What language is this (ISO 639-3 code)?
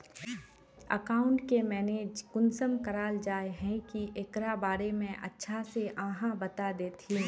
mag